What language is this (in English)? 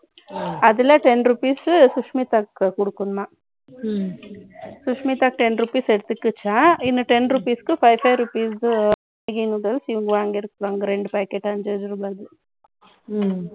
Tamil